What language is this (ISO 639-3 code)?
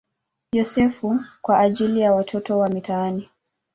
swa